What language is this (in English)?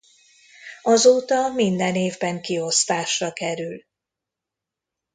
Hungarian